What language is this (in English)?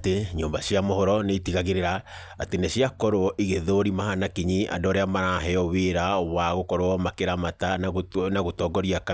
Kikuyu